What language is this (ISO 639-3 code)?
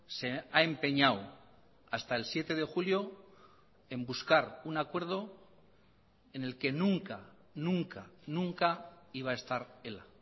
spa